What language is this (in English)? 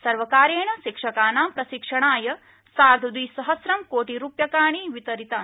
Sanskrit